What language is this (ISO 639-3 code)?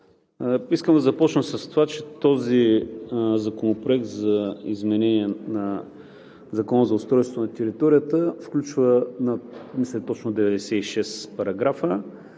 bul